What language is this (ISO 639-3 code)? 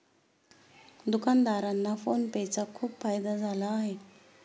mar